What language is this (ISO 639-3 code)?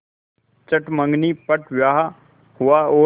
hin